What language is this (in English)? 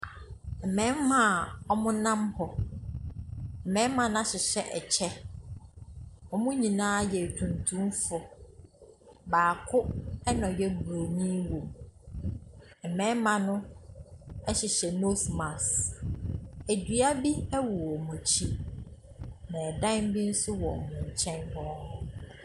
Akan